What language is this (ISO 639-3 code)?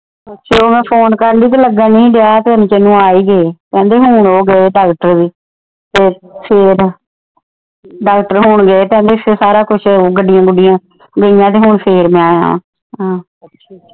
pan